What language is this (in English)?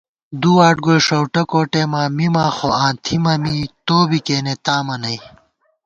Gawar-Bati